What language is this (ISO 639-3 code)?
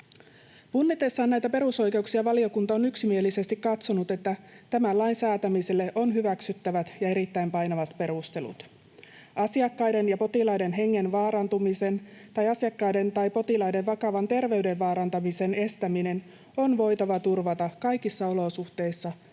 fin